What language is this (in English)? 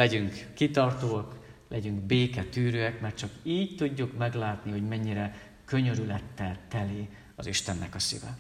Hungarian